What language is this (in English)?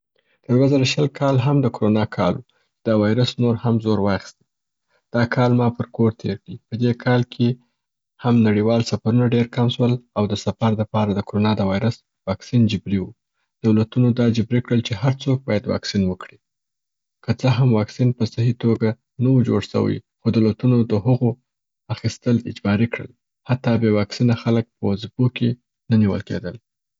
Southern Pashto